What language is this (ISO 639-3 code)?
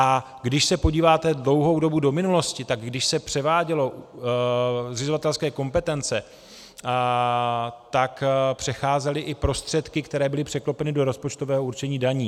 ces